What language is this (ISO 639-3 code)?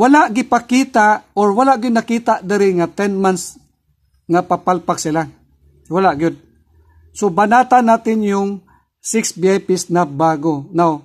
fil